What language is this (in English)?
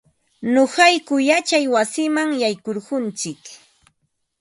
Ambo-Pasco Quechua